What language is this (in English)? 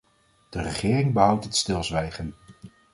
Dutch